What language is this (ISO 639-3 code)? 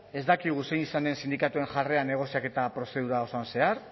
eus